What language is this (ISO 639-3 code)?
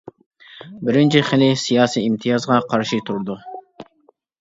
uig